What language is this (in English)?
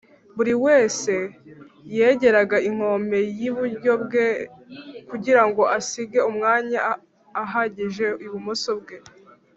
Kinyarwanda